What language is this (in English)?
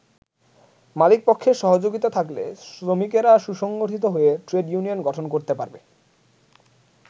Bangla